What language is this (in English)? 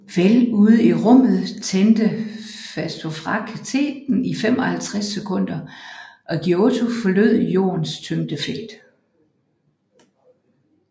Danish